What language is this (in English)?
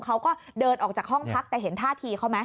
Thai